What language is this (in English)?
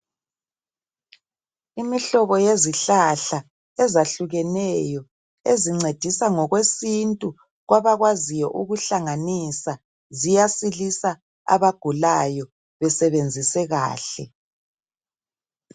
North Ndebele